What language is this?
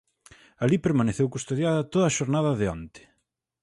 Galician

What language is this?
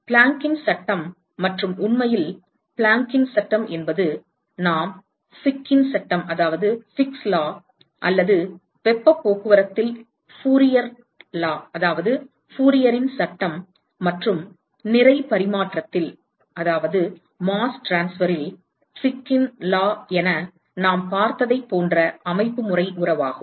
Tamil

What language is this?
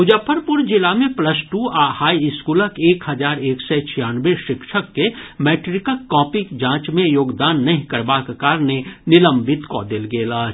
Maithili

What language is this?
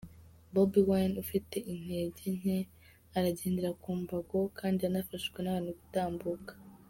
Kinyarwanda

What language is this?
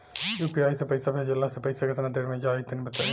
Bhojpuri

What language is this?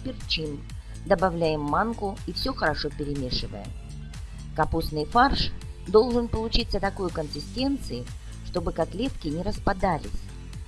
Russian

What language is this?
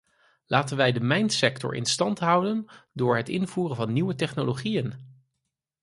Dutch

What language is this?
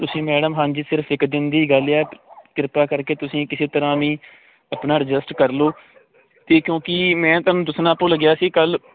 Punjabi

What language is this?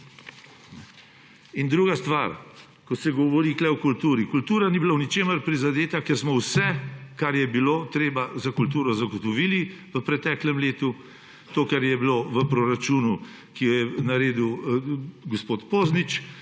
Slovenian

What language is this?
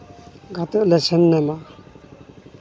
Santali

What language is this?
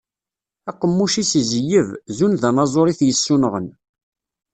Kabyle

